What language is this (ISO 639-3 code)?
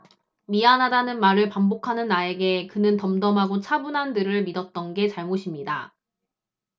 kor